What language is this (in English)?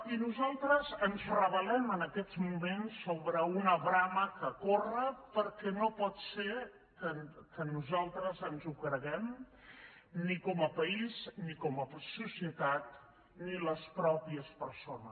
Catalan